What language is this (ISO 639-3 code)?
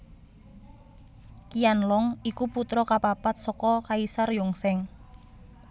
jav